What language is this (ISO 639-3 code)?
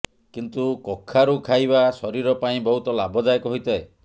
ori